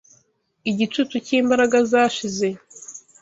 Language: Kinyarwanda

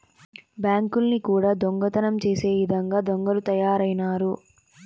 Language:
Telugu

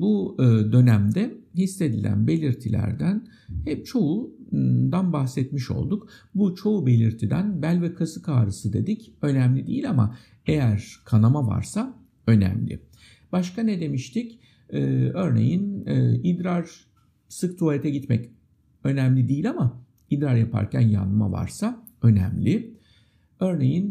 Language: Turkish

